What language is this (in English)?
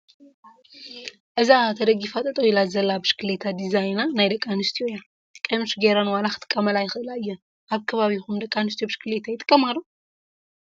Tigrinya